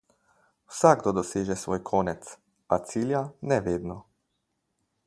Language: Slovenian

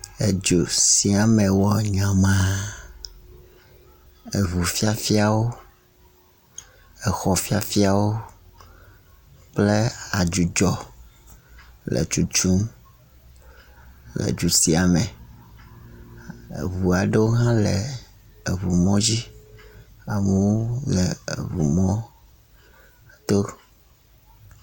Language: Ewe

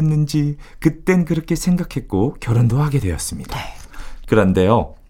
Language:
Korean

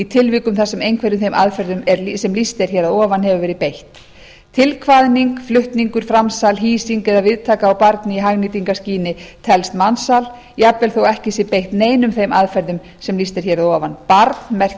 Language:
Icelandic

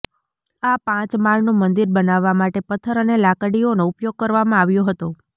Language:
Gujarati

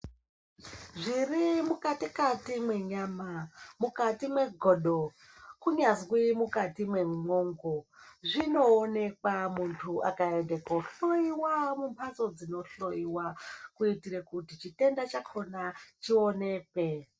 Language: Ndau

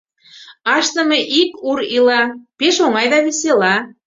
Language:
Mari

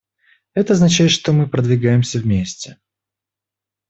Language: Russian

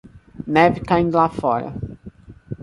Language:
Portuguese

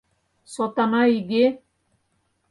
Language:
Mari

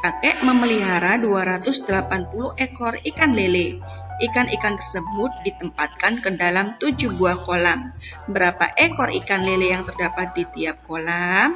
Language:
Indonesian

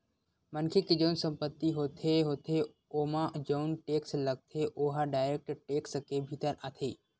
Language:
Chhattisgarhi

